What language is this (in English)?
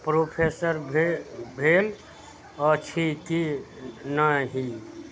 Maithili